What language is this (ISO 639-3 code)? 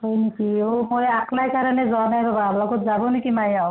asm